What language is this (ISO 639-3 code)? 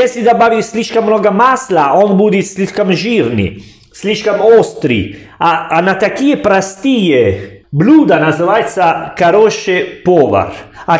rus